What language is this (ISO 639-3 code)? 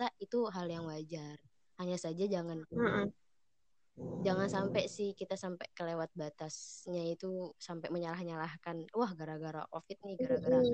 ind